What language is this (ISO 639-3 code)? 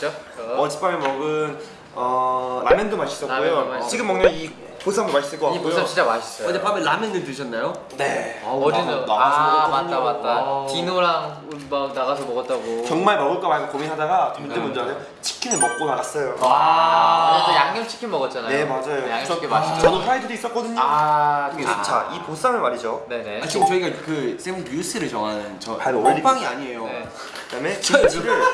kor